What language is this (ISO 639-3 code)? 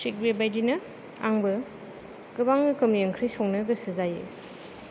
brx